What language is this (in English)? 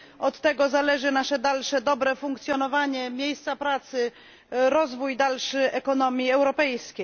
Polish